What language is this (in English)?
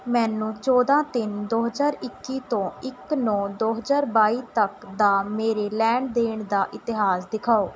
Punjabi